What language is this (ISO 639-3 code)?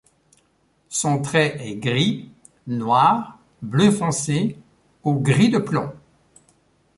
fra